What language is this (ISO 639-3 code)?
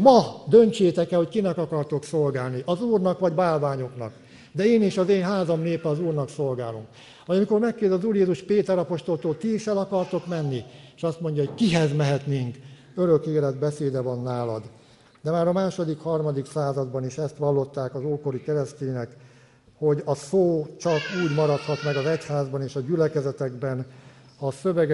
hun